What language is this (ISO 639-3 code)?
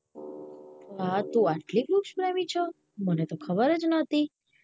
guj